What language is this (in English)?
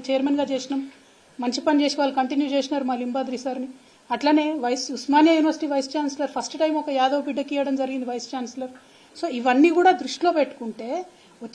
Telugu